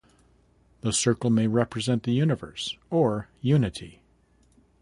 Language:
English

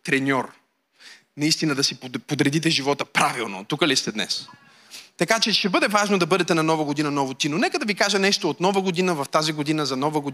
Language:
Bulgarian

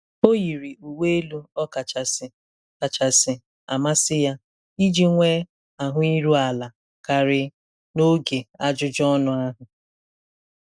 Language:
Igbo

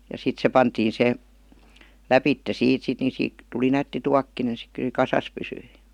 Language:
Finnish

